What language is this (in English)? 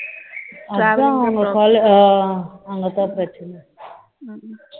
Tamil